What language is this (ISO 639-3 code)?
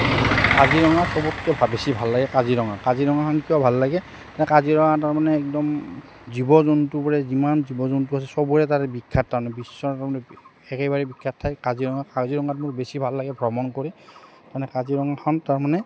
asm